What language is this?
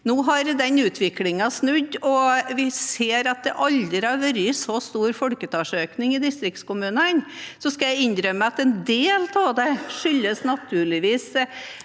Norwegian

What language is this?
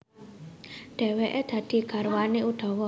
Javanese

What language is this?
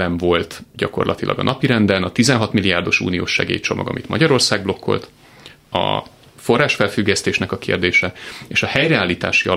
Hungarian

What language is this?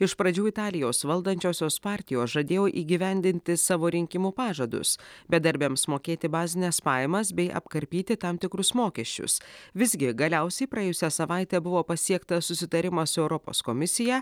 Lithuanian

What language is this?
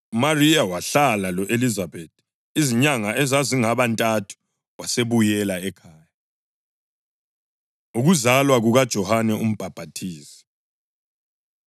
North Ndebele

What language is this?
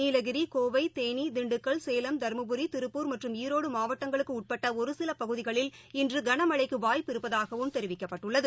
Tamil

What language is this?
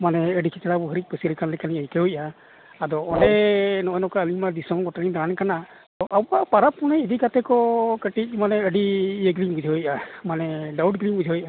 Santali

